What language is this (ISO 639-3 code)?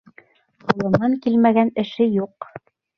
bak